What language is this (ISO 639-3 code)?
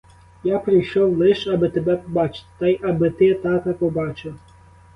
ukr